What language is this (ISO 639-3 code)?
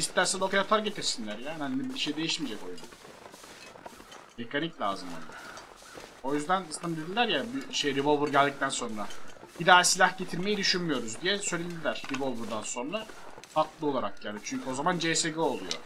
tur